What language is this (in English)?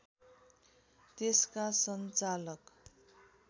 Nepali